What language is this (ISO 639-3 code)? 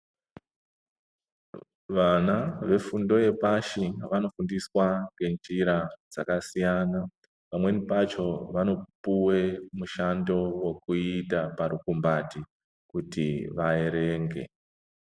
ndc